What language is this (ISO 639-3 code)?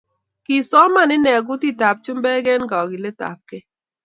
kln